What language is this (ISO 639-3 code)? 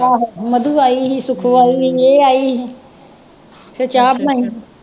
pan